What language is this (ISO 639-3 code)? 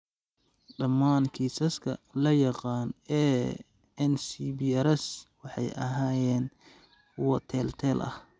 som